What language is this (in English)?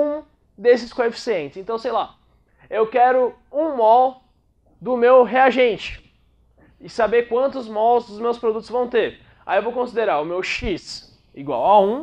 Portuguese